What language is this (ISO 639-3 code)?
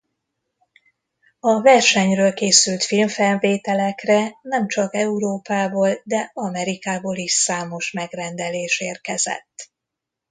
hun